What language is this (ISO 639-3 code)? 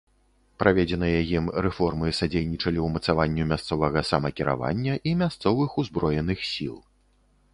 bel